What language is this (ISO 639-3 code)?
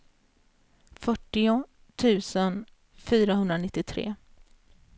swe